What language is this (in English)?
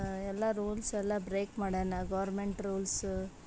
Kannada